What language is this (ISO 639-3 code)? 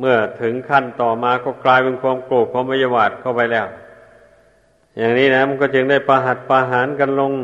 tha